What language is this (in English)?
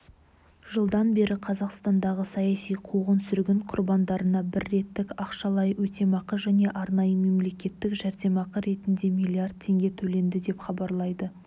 Kazakh